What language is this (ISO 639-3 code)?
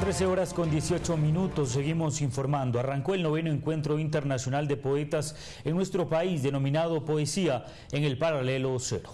spa